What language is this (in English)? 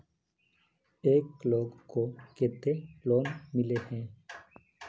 Magahi